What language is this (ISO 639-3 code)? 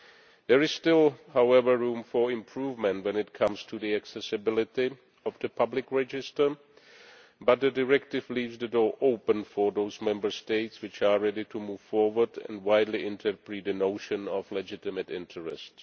eng